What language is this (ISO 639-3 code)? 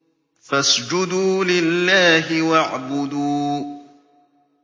ara